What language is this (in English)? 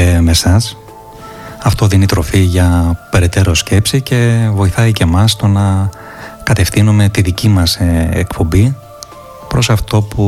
Greek